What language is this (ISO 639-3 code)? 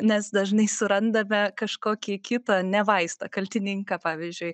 lit